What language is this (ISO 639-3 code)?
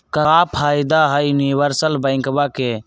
mag